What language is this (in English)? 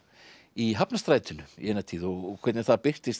Icelandic